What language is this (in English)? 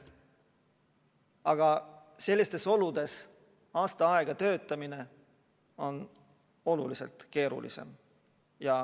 Estonian